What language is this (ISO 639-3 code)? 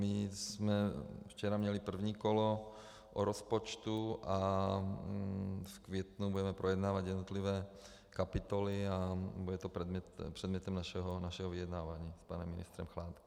ces